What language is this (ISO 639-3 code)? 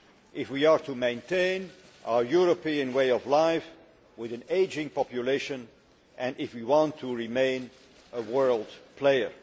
eng